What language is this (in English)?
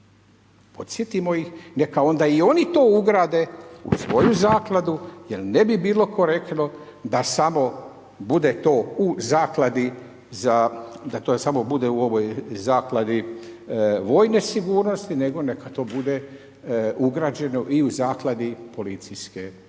Croatian